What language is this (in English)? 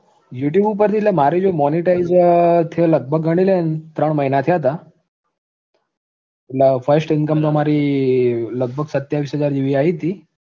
Gujarati